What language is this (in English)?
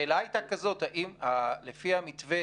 Hebrew